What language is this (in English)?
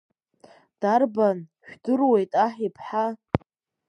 Abkhazian